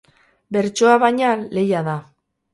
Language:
Basque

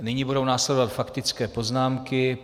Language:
Czech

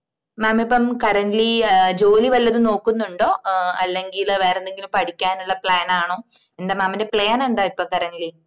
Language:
Malayalam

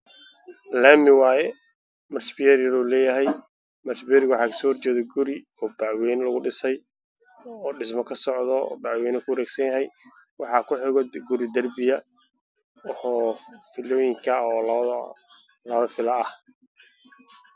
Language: Somali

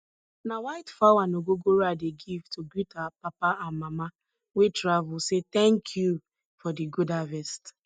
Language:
Nigerian Pidgin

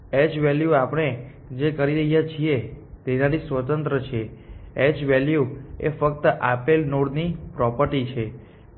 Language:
Gujarati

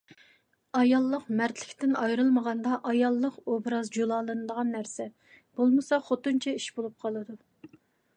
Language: Uyghur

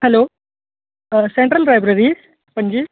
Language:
Konkani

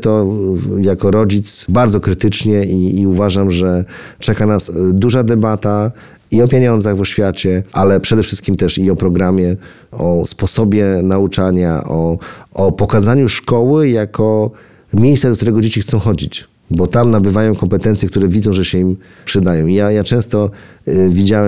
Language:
Polish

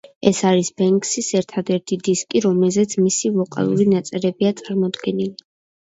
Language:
Georgian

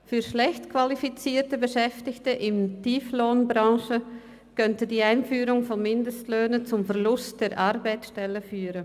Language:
Swiss German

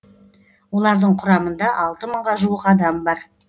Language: Kazakh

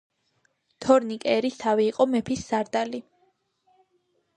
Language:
Georgian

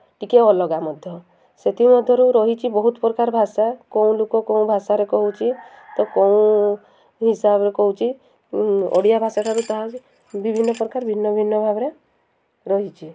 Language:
Odia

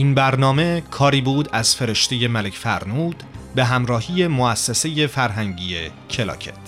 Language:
Persian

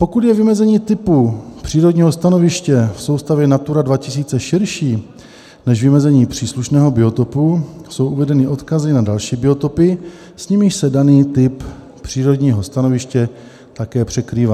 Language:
Czech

